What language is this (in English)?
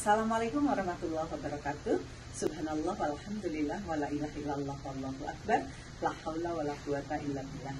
Indonesian